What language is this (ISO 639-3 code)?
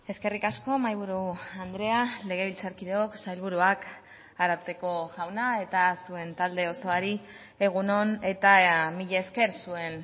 eus